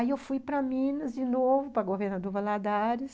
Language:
Portuguese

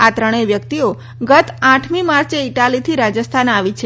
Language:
Gujarati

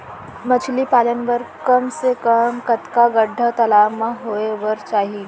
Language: Chhattisgarhi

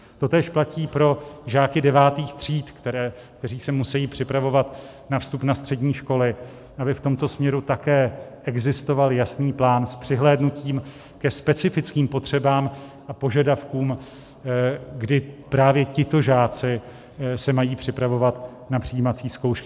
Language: Czech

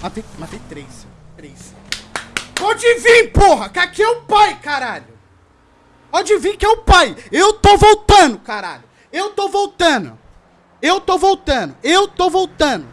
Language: Portuguese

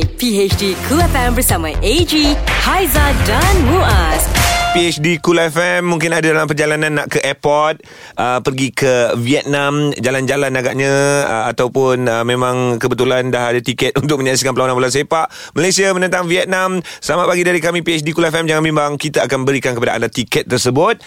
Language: Malay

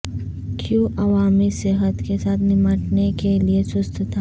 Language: Urdu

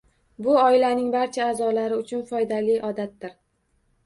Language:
Uzbek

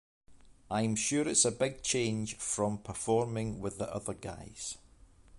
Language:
English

